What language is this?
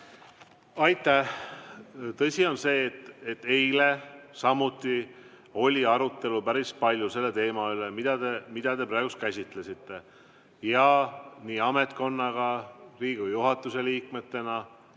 Estonian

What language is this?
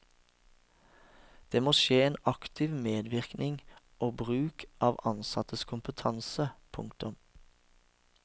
Norwegian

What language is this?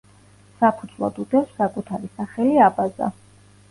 Georgian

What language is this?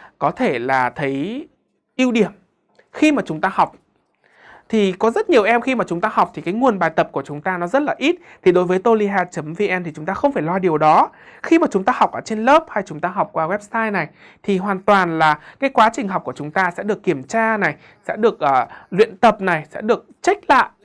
Vietnamese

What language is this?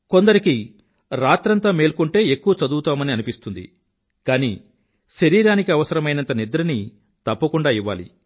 Telugu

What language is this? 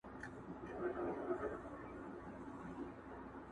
Pashto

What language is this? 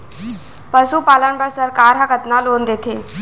Chhattisgarhi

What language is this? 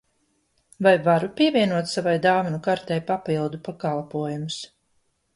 Latvian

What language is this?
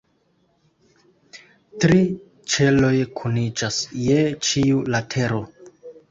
Esperanto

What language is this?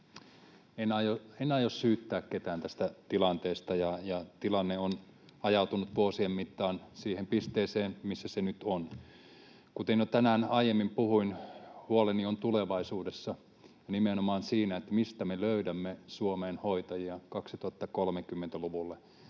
Finnish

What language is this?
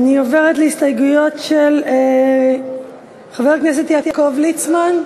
Hebrew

